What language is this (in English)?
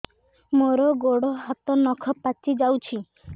Odia